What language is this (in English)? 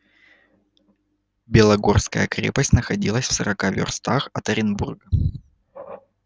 Russian